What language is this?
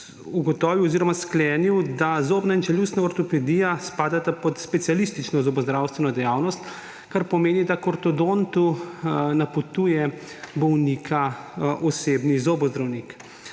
Slovenian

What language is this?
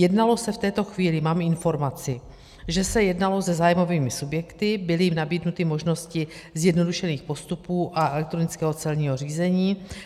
Czech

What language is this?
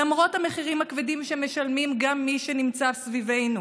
Hebrew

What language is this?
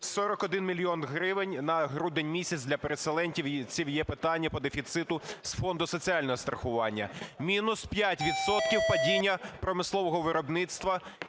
Ukrainian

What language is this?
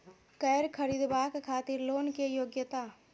Maithili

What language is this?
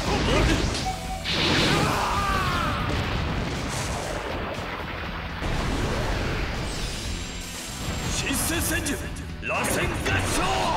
Japanese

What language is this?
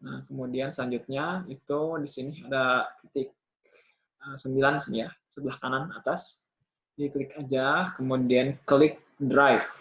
Indonesian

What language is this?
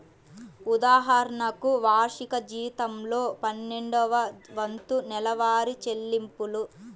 Telugu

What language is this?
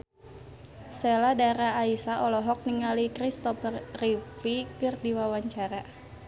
Sundanese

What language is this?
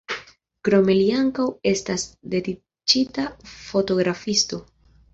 Esperanto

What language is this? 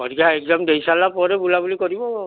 Odia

